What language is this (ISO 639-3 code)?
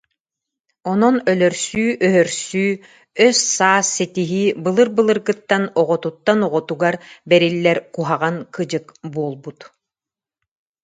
sah